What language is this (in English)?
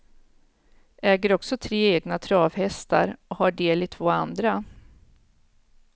Swedish